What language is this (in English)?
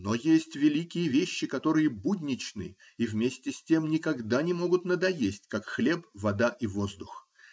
Russian